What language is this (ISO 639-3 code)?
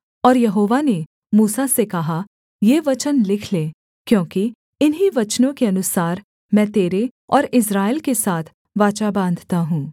hin